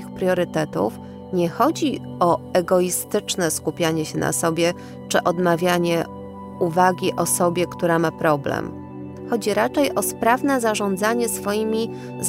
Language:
Polish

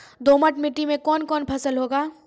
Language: Maithili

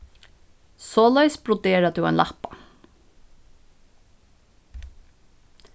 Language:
Faroese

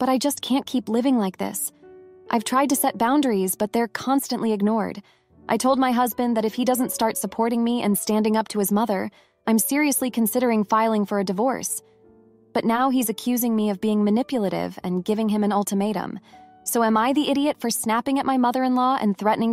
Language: English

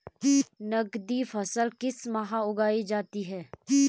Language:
Hindi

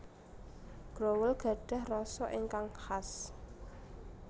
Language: Javanese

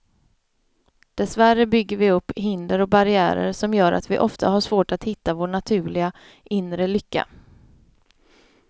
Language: Swedish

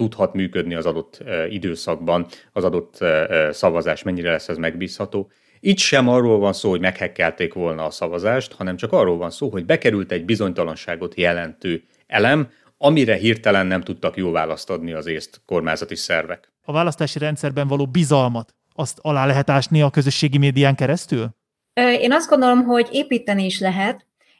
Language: Hungarian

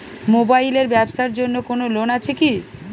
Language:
Bangla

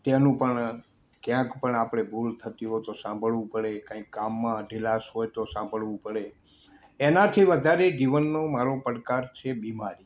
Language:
Gujarati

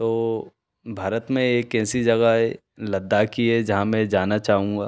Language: Hindi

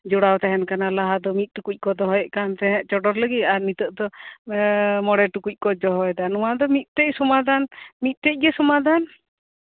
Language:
Santali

